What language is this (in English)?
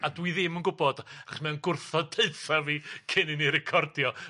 Welsh